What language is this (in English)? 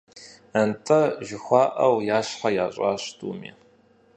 Kabardian